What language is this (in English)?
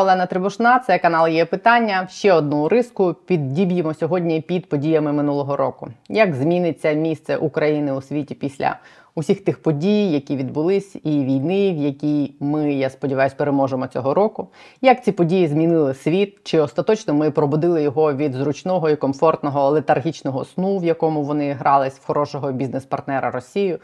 Ukrainian